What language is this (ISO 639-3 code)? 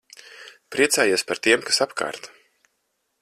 lav